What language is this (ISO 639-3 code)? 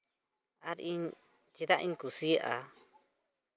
sat